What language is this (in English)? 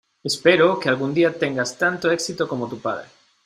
Spanish